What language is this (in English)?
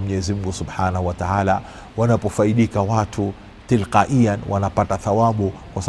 Swahili